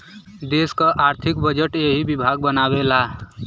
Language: Bhojpuri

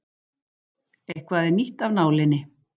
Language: Icelandic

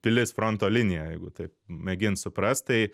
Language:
Lithuanian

